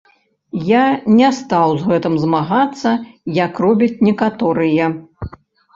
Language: Belarusian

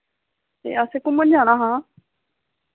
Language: Dogri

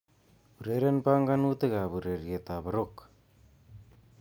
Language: Kalenjin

